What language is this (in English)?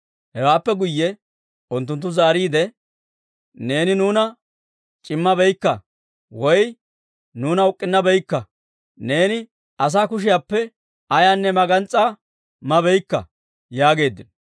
Dawro